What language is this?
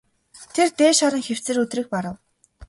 Mongolian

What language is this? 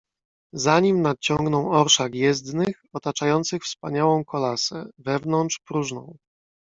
Polish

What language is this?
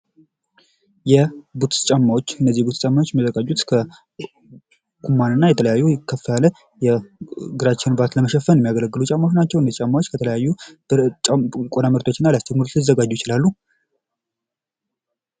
Amharic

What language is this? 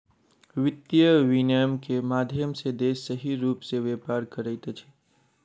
Maithili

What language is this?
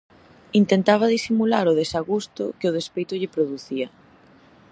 Galician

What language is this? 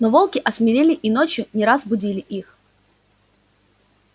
Russian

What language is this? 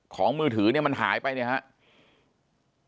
Thai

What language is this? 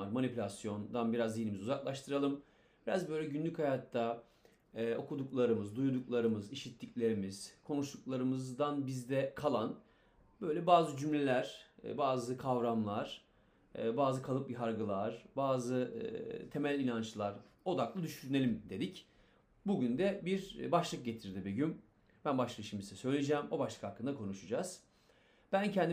Turkish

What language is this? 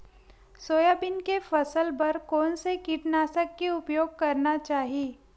Chhattisgarhi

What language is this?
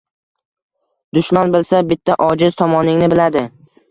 Uzbek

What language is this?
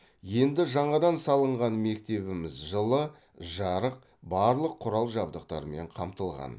Kazakh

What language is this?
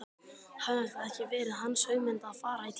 Icelandic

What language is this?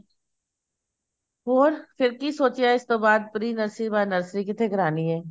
Punjabi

